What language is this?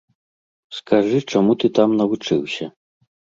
Belarusian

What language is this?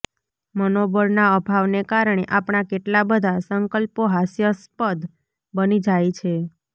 Gujarati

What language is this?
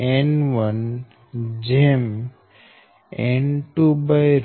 Gujarati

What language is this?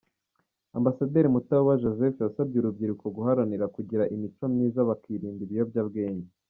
Kinyarwanda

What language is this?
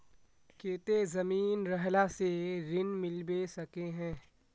Magahi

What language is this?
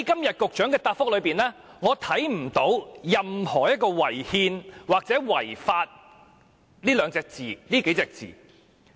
Cantonese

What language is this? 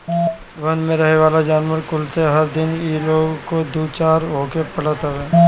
Bhojpuri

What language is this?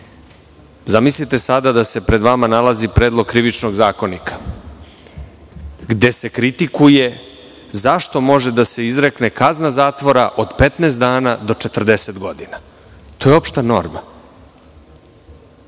Serbian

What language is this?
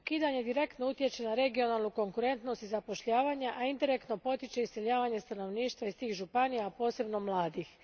Croatian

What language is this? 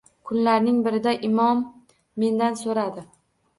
Uzbek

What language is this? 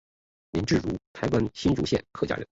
Chinese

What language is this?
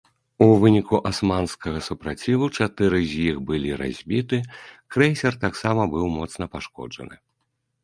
Belarusian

